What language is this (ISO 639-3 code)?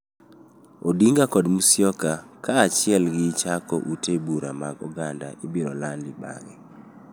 luo